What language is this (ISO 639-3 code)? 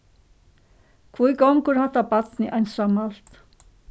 fao